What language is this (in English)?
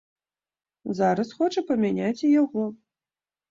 Belarusian